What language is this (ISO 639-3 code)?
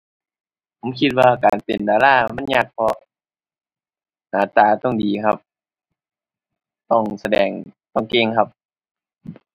tha